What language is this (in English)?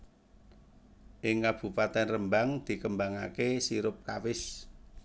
Javanese